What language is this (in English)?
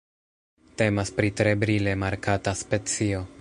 Esperanto